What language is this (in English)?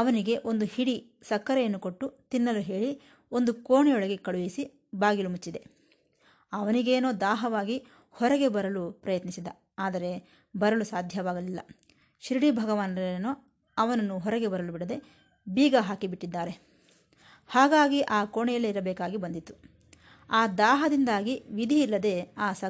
Kannada